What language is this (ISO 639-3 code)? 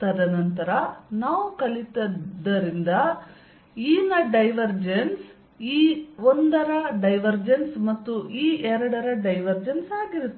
kan